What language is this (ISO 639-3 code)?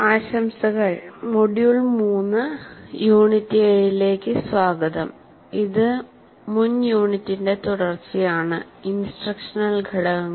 mal